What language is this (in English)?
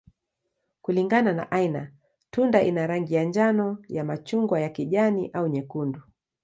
Swahili